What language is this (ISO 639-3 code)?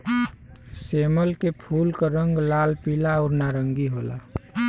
bho